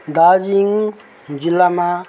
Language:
Nepali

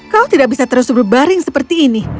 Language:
Indonesian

